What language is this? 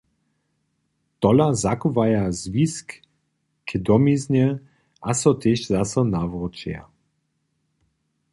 Upper Sorbian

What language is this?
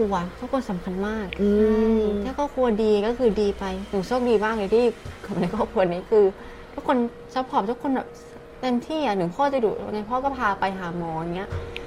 Thai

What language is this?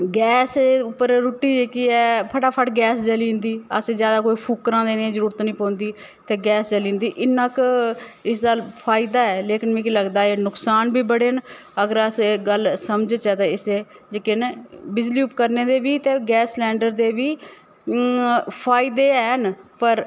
Dogri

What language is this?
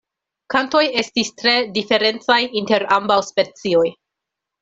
Esperanto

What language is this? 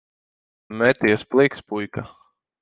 Latvian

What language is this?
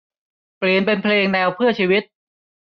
Thai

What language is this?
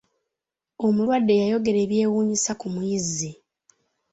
Ganda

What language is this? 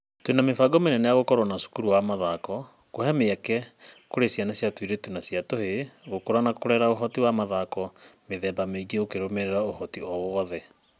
Kikuyu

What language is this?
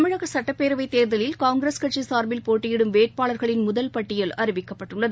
Tamil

